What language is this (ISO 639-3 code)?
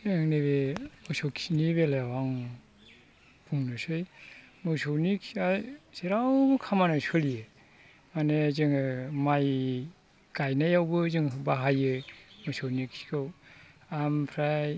brx